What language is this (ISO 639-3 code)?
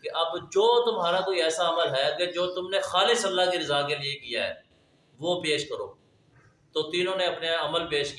urd